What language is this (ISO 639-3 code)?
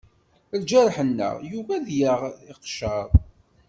kab